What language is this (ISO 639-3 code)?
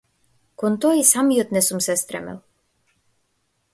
mkd